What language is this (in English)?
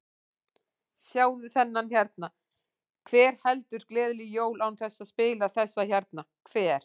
Icelandic